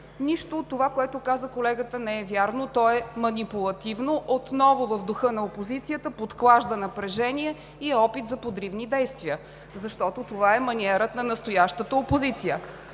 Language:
Bulgarian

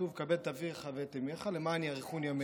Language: Hebrew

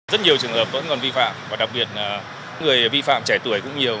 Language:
Vietnamese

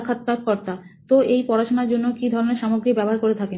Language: Bangla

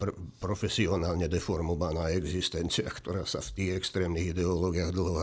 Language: Slovak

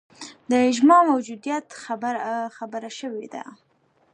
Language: Pashto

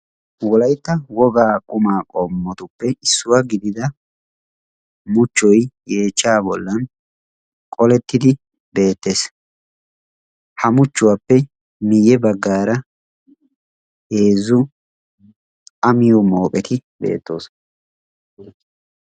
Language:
Wolaytta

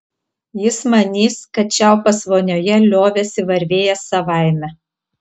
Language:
Lithuanian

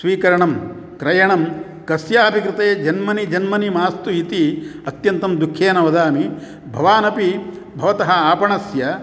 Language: Sanskrit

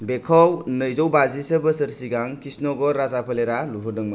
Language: Bodo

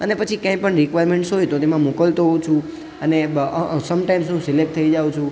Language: Gujarati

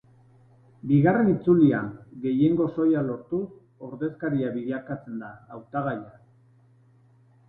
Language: Basque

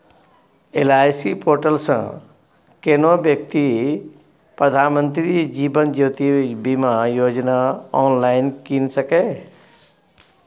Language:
Maithili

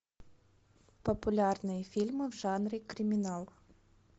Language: Russian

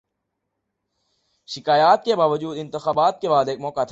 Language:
Urdu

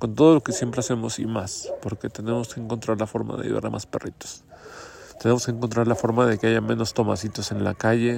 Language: Spanish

